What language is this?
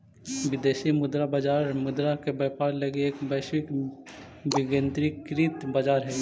Magahi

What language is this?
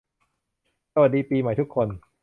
Thai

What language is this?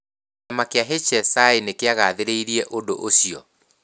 Kikuyu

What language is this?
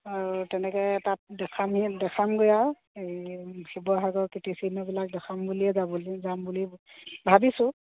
Assamese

